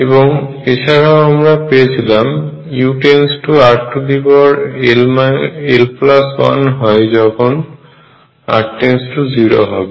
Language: Bangla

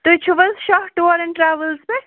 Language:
Kashmiri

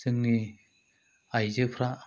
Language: Bodo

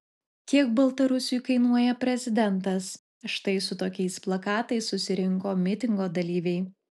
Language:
Lithuanian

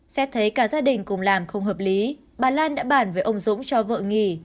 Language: Vietnamese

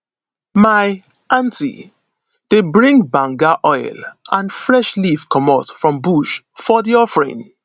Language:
Nigerian Pidgin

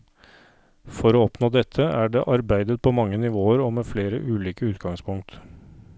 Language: Norwegian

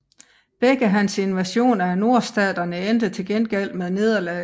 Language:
Danish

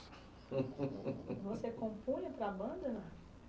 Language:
Portuguese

